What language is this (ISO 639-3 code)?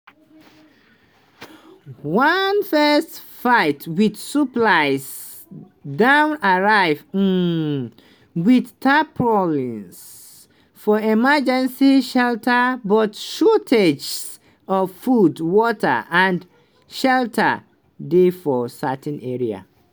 pcm